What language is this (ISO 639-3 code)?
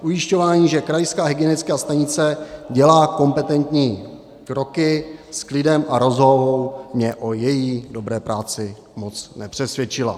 ces